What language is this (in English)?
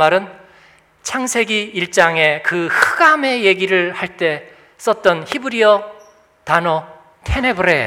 Korean